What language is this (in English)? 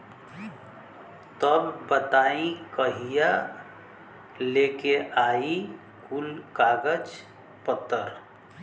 Bhojpuri